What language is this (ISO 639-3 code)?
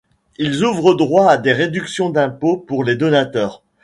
fra